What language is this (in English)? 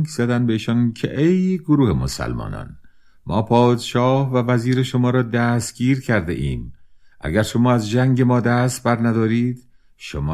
Persian